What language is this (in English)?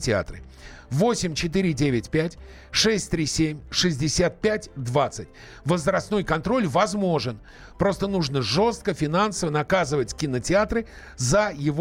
Russian